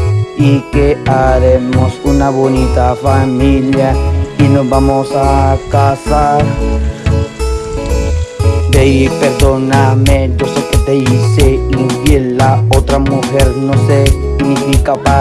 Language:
Spanish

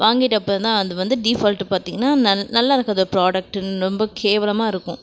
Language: Tamil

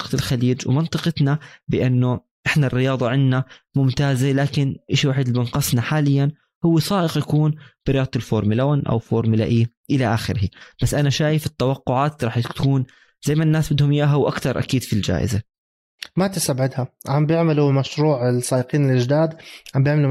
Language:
Arabic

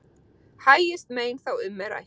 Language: Icelandic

